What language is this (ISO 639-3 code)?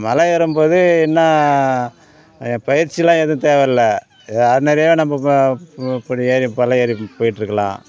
tam